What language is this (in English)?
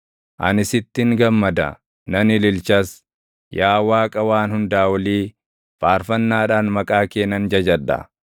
Oromo